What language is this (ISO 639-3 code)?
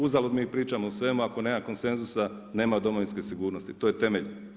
hrv